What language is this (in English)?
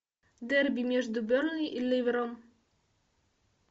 Russian